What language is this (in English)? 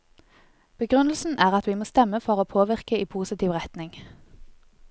Norwegian